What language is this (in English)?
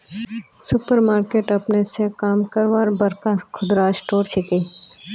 Magahi